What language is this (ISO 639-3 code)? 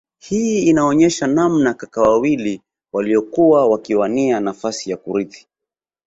swa